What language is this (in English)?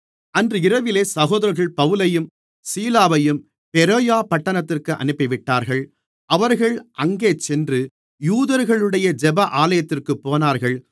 Tamil